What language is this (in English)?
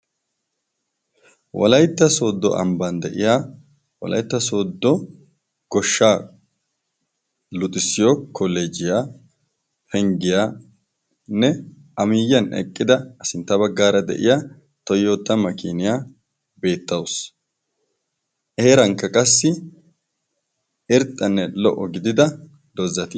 Wolaytta